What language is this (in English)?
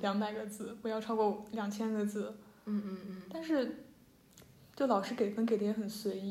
Chinese